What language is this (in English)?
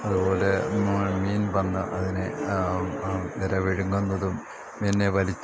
Malayalam